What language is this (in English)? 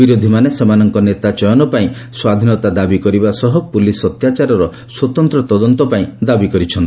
Odia